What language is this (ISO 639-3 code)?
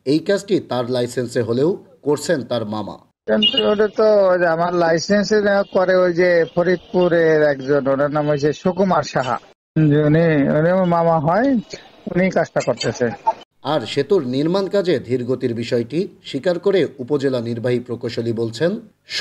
ron